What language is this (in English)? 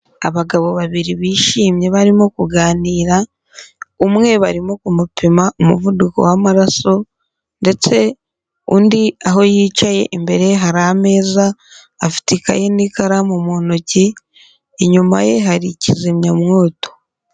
Kinyarwanda